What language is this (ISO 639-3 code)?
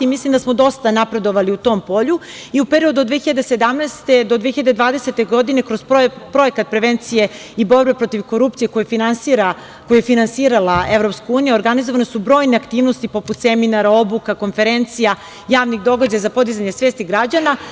srp